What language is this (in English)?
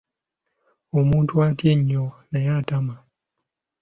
Ganda